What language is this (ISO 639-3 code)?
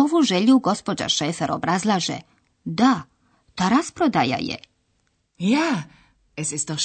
hrv